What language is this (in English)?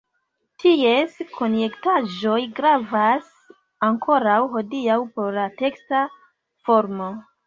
Esperanto